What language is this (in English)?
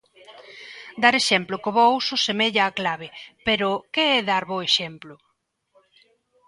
Galician